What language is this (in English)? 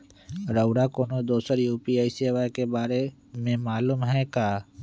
Magahi